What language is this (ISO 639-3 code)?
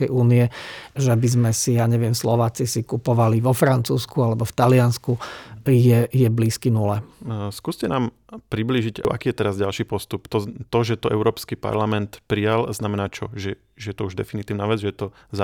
slk